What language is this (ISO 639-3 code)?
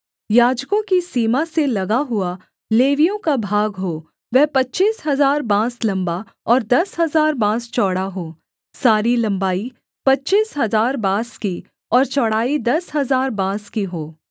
hin